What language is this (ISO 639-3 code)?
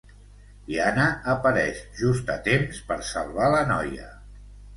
cat